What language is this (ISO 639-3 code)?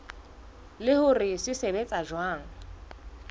sot